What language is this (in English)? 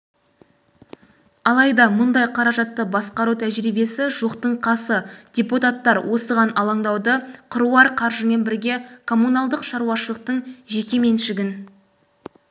Kazakh